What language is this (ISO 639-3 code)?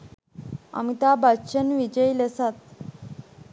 sin